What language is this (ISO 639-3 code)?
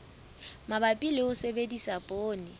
sot